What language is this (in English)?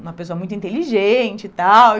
Portuguese